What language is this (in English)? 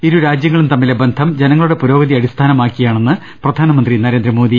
Malayalam